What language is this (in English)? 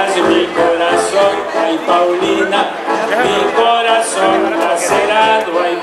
Romanian